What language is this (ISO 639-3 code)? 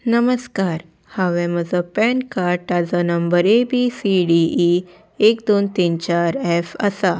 kok